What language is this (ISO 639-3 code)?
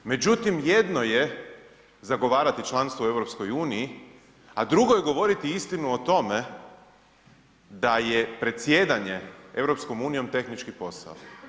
hrv